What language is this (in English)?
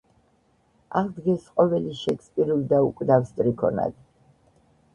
Georgian